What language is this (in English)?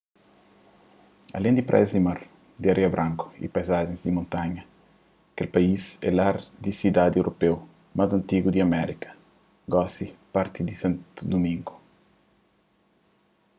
Kabuverdianu